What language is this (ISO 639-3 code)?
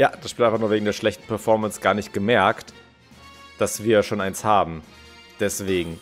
deu